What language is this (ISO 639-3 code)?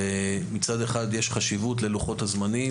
heb